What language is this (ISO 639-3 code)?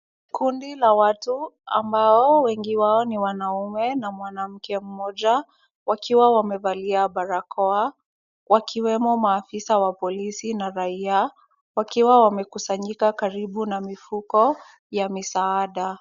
swa